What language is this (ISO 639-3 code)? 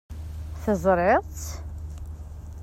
kab